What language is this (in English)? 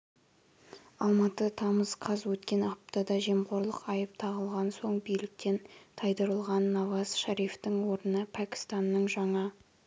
Kazakh